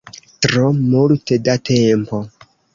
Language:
Esperanto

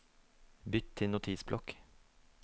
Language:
Norwegian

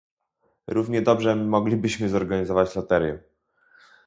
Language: Polish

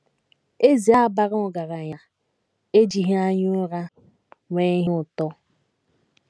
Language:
Igbo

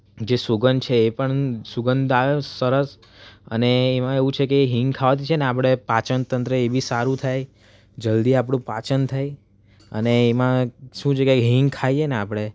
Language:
Gujarati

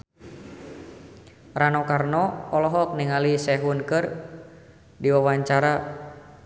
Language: Sundanese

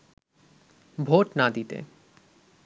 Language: Bangla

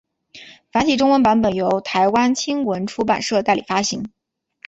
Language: Chinese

